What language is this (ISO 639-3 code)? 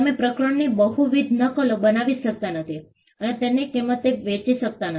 guj